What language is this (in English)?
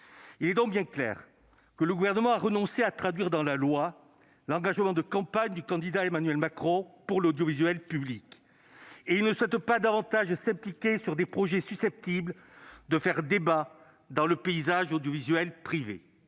French